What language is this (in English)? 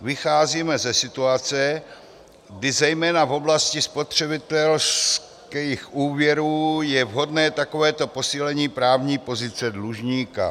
Czech